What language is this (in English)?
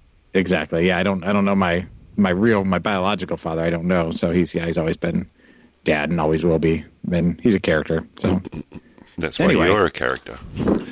English